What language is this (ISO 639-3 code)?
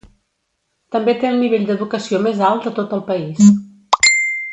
cat